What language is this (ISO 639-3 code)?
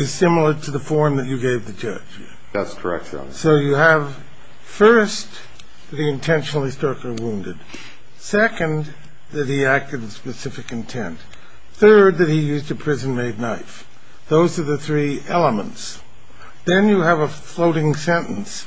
eng